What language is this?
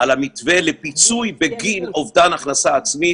Hebrew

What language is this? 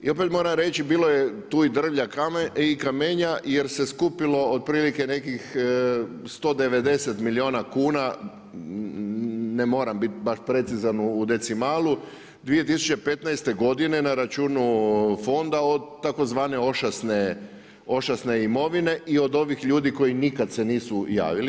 Croatian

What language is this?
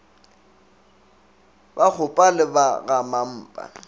Northern Sotho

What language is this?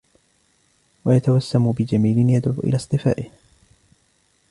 Arabic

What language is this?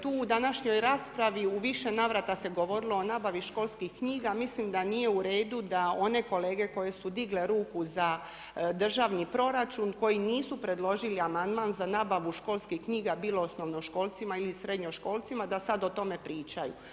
Croatian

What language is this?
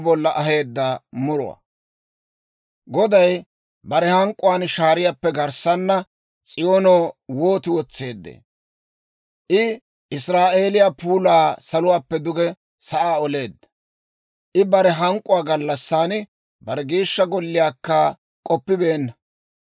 Dawro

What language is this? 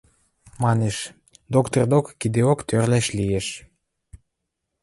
Western Mari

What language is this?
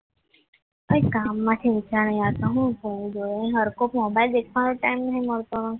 Gujarati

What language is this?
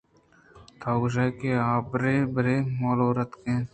Eastern Balochi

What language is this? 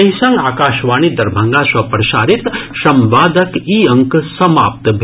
Maithili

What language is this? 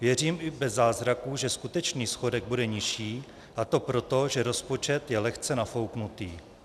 Czech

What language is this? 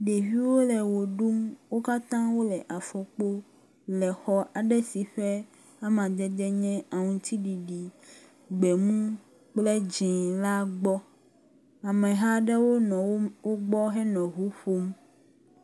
Ewe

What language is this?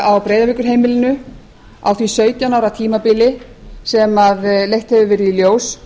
Icelandic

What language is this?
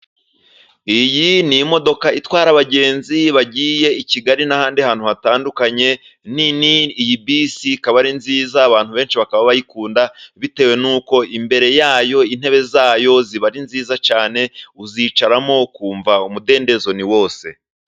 Kinyarwanda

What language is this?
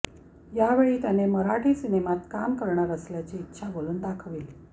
Marathi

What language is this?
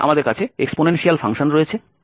Bangla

